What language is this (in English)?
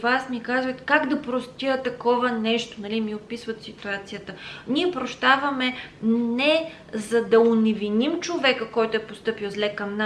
Bulgarian